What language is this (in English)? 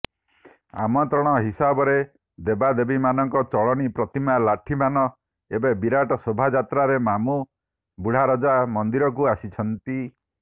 Odia